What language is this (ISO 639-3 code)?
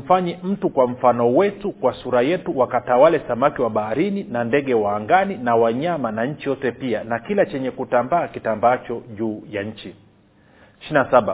swa